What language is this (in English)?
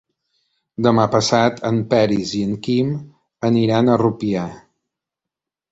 Catalan